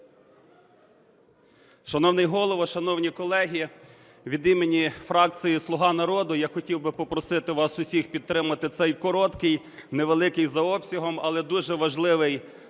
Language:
Ukrainian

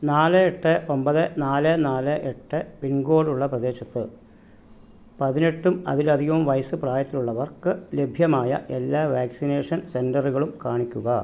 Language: Malayalam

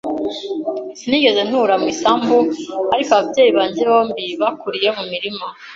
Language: Kinyarwanda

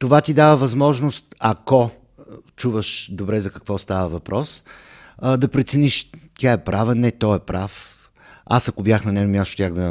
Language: Bulgarian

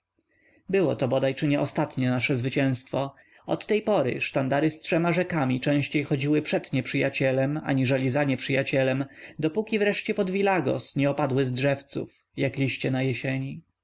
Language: Polish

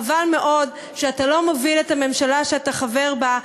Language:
Hebrew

